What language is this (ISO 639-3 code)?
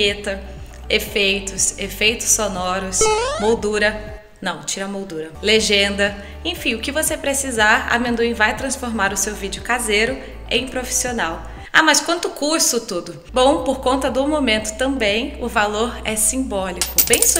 por